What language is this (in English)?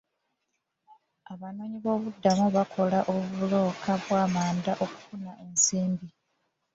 Ganda